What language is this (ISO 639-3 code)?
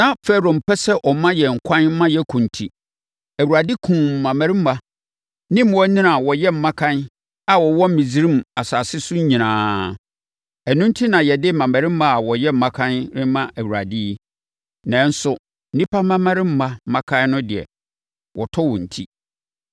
aka